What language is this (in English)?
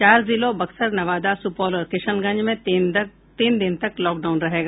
Hindi